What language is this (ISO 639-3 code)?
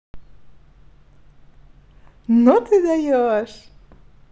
rus